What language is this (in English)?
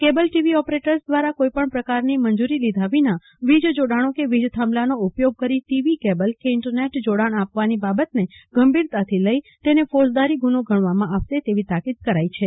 Gujarati